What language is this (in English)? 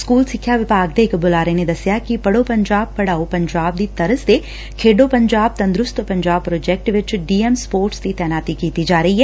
Punjabi